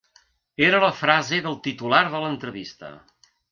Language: Catalan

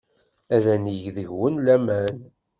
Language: Kabyle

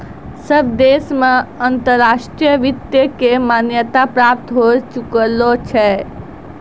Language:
Maithili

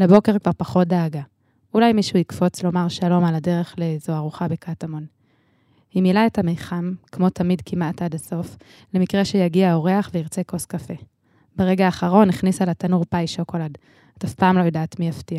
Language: Hebrew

